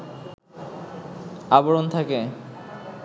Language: Bangla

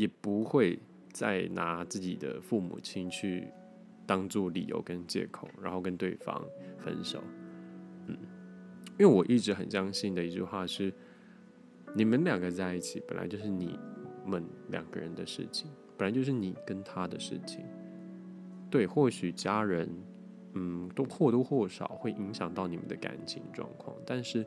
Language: Chinese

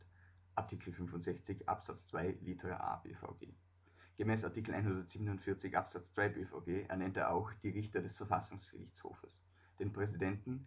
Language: German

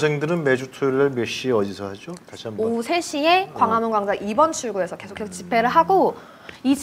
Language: Korean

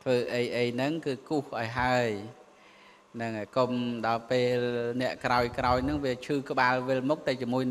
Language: Vietnamese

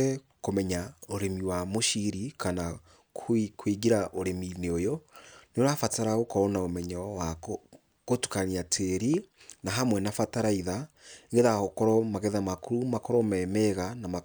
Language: Kikuyu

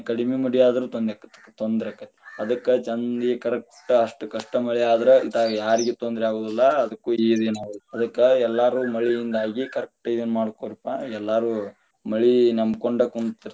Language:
Kannada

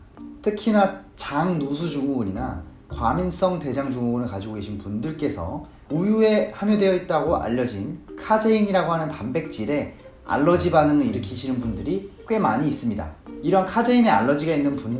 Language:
Korean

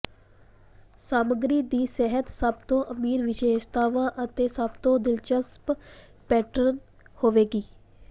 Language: Punjabi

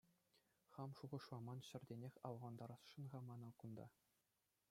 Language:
Chuvash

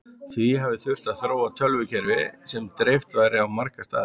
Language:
Icelandic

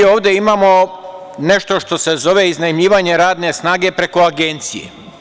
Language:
Serbian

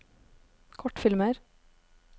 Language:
Norwegian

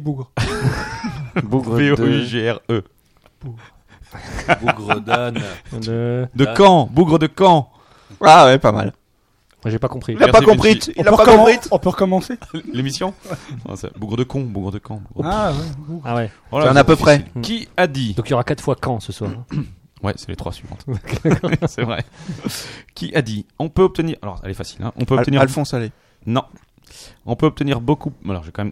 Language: French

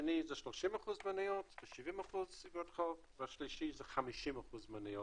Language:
Hebrew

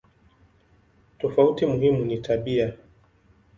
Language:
Swahili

